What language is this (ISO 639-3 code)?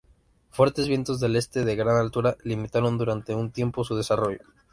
spa